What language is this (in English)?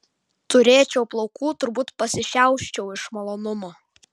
Lithuanian